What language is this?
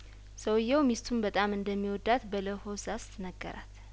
Amharic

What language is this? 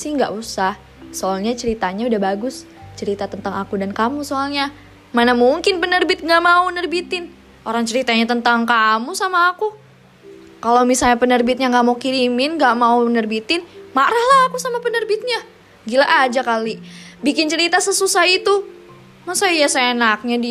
Indonesian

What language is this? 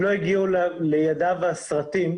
Hebrew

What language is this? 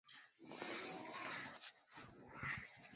Chinese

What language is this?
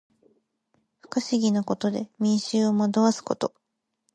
Japanese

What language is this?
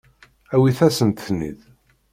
Kabyle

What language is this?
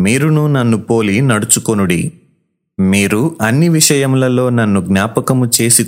Telugu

